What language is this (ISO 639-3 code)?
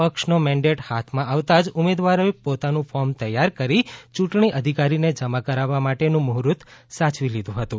guj